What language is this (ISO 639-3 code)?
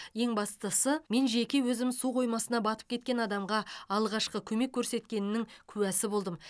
kaz